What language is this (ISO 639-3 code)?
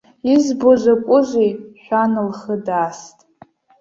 abk